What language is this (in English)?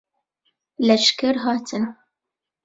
Kurdish